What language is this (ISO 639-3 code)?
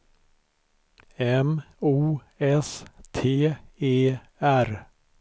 swe